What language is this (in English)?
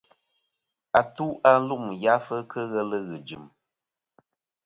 Kom